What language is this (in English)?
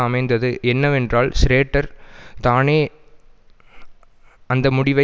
Tamil